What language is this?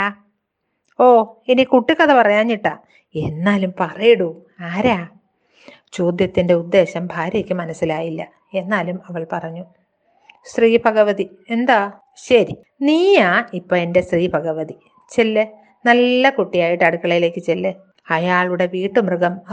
Malayalam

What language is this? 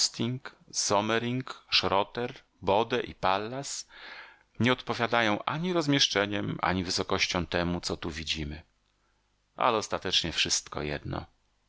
Polish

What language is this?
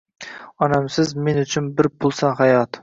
Uzbek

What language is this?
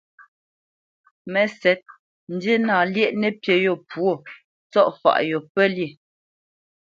Bamenyam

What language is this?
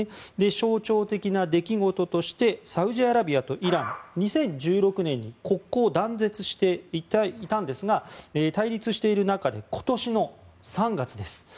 Japanese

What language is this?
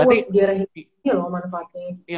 Indonesian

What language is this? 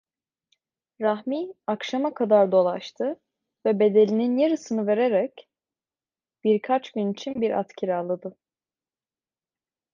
Turkish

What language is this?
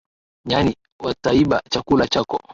Swahili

